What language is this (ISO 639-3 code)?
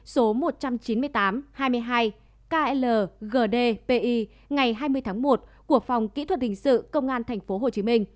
vie